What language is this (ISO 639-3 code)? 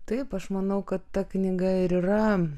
lit